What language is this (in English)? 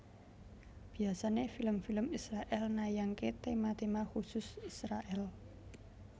Javanese